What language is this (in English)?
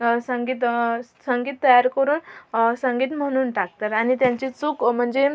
Marathi